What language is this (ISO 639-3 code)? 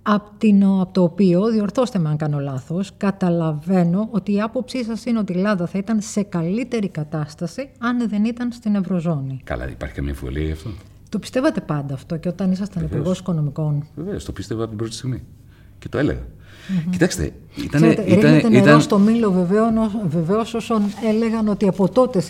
ell